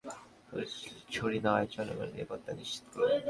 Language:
Bangla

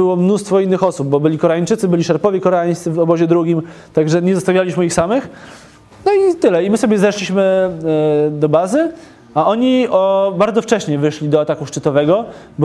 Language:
Polish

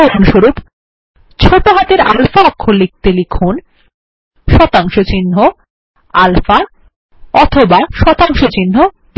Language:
Bangla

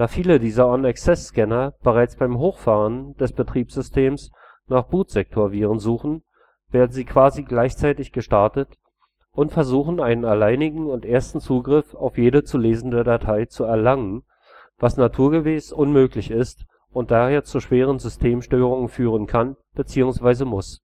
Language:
German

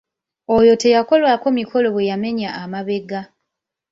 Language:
Ganda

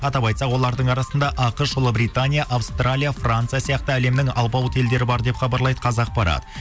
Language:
Kazakh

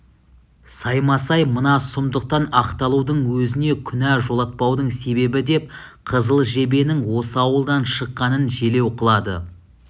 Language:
Kazakh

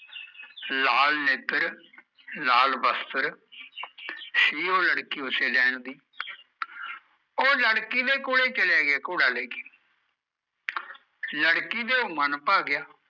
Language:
Punjabi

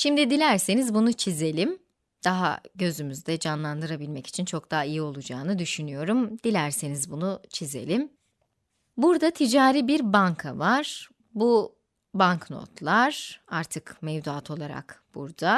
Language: Turkish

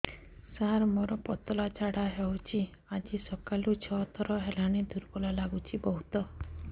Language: Odia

